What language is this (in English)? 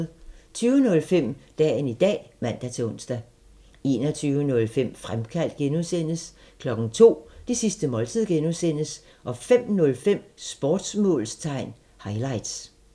Danish